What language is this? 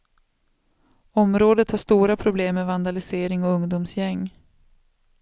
Swedish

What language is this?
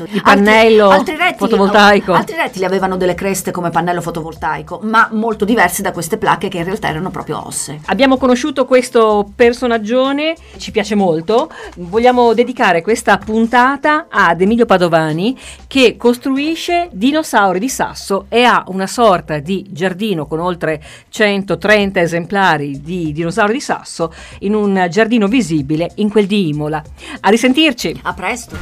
Italian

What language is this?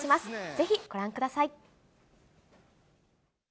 Japanese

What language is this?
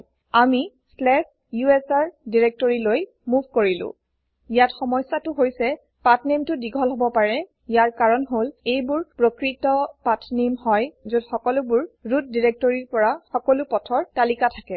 Assamese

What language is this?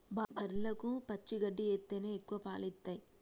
Telugu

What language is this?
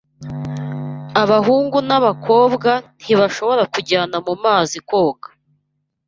Kinyarwanda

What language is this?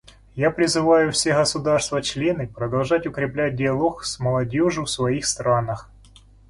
Russian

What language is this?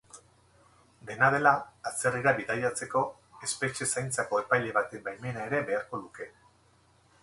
Basque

